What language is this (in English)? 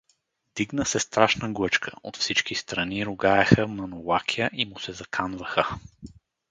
Bulgarian